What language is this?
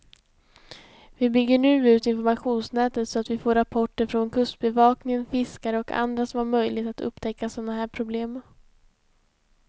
Swedish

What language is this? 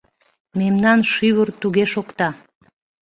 Mari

